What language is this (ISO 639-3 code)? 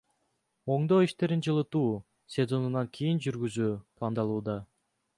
kir